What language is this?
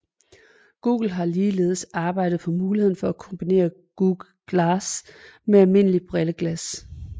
Danish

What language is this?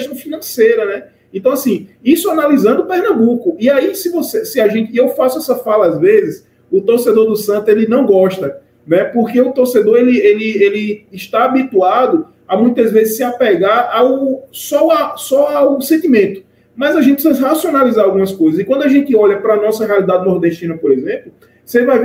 Portuguese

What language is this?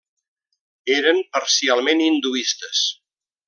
Catalan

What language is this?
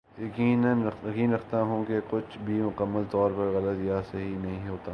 Urdu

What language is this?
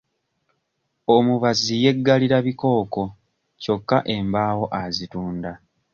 Ganda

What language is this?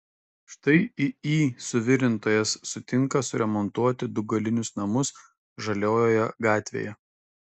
Lithuanian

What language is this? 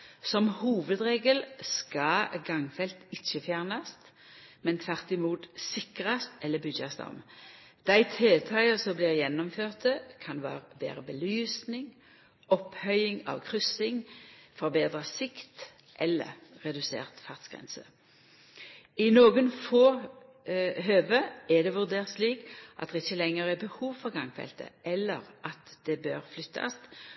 Norwegian Nynorsk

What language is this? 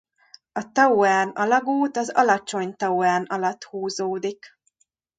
Hungarian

